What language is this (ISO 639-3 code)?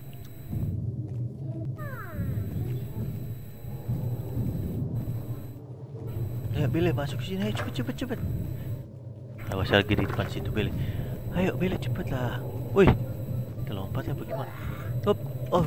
ind